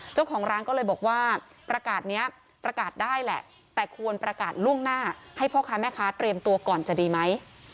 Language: Thai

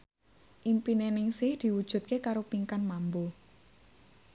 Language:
Javanese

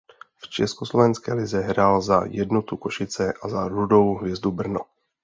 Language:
Czech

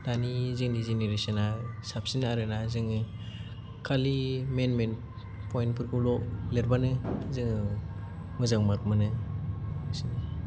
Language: Bodo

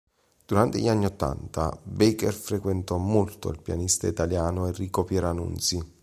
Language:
Italian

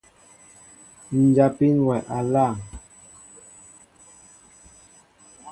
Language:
Mbo (Cameroon)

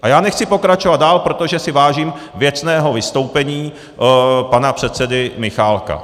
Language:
Czech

